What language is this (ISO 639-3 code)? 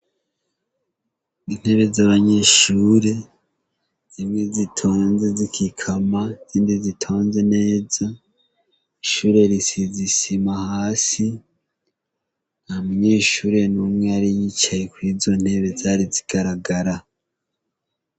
run